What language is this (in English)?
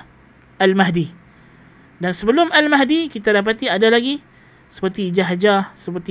Malay